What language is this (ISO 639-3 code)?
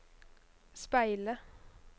nor